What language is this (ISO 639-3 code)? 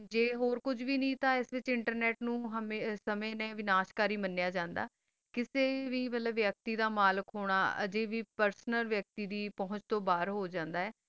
pan